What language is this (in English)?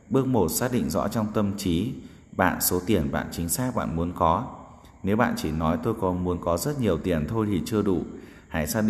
Vietnamese